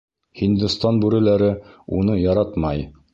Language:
Bashkir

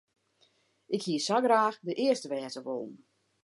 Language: Western Frisian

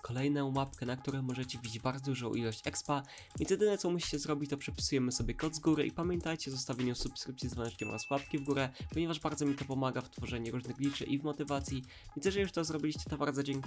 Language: Polish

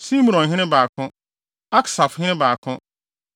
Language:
Akan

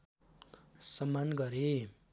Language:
Nepali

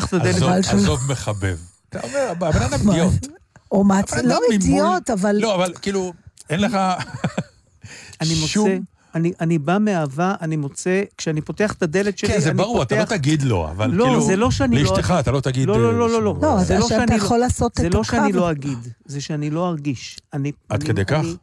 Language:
Hebrew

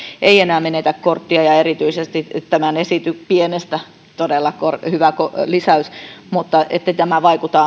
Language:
Finnish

